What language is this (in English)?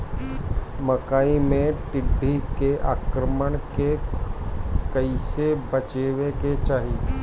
Bhojpuri